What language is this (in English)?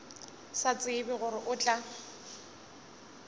Northern Sotho